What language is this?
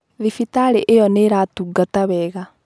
Kikuyu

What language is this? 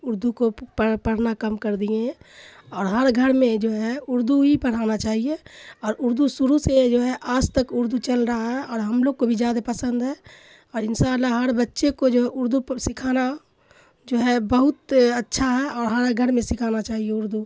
Urdu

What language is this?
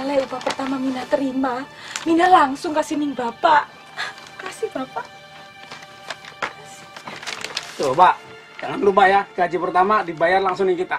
Indonesian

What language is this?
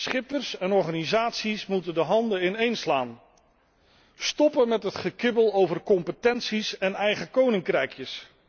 Dutch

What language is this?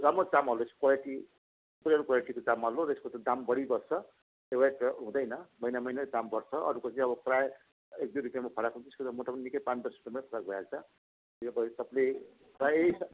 Nepali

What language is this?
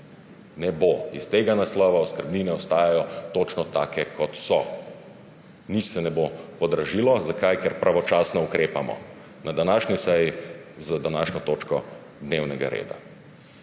Slovenian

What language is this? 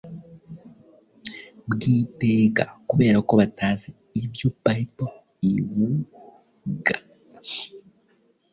Kinyarwanda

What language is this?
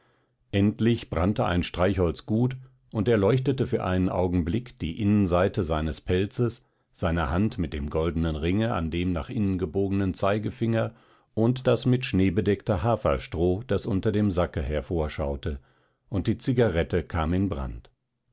German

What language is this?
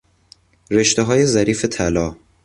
Persian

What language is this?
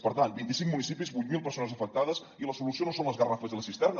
Catalan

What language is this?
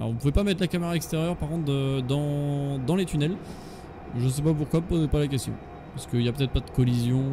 French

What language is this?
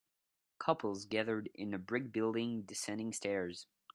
English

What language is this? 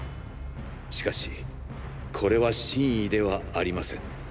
Japanese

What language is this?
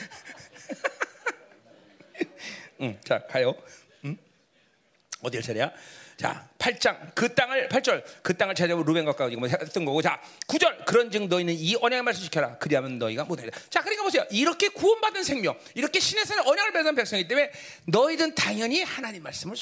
Korean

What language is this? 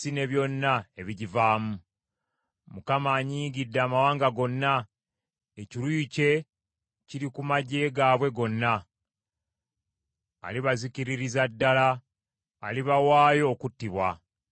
Ganda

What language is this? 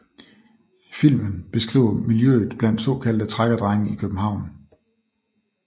Danish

